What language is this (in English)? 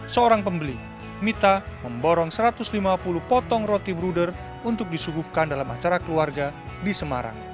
Indonesian